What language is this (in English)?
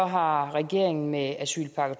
Danish